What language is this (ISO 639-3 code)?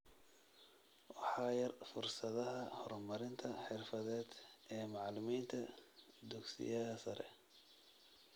som